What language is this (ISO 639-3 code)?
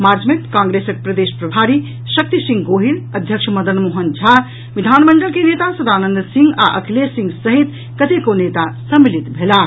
mai